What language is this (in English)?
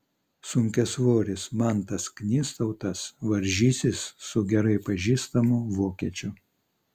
Lithuanian